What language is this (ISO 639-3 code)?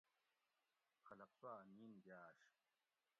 gwc